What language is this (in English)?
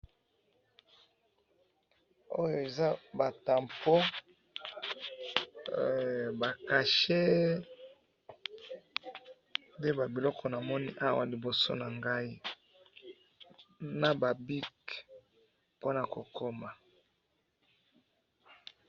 Lingala